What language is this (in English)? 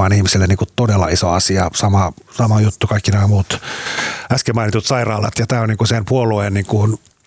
Finnish